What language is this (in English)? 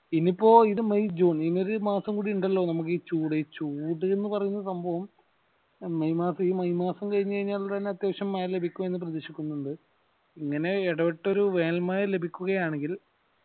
Malayalam